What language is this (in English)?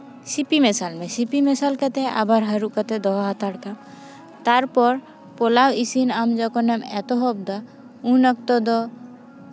Santali